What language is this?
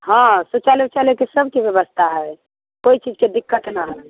Maithili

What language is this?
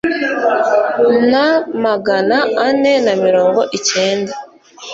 Kinyarwanda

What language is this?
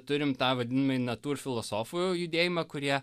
Lithuanian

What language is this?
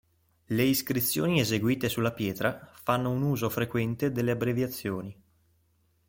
Italian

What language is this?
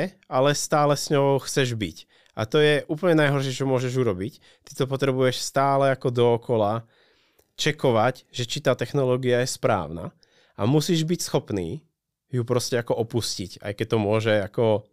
Czech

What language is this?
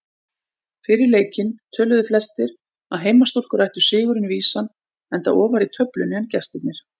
Icelandic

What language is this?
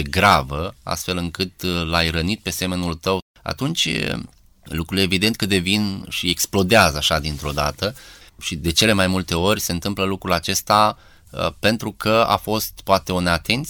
Romanian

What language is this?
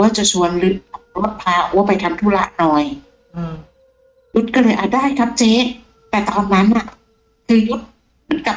Thai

